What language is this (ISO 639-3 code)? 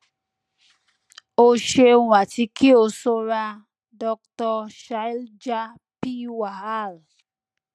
yor